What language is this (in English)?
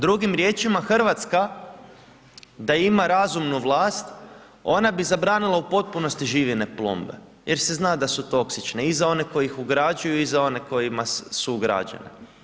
Croatian